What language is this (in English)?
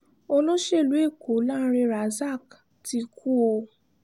Yoruba